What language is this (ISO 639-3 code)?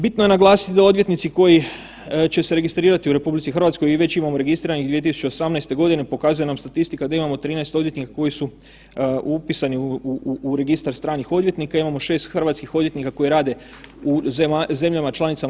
hrv